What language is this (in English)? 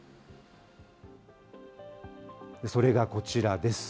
Japanese